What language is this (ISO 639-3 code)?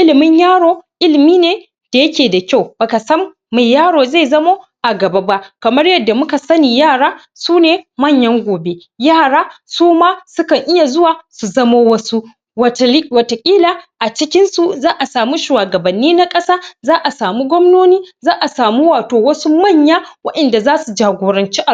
hau